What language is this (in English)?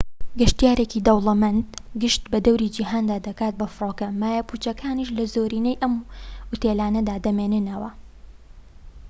Central Kurdish